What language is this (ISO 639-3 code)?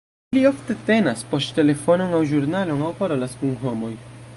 epo